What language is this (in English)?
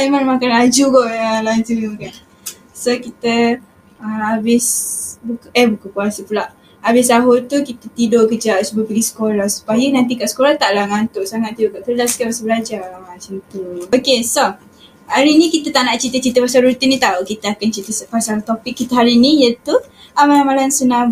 Malay